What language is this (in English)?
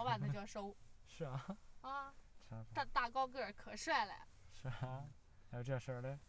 Chinese